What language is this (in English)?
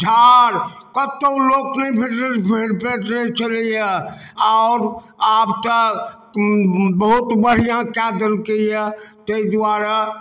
Maithili